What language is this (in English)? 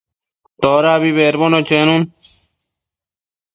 Matsés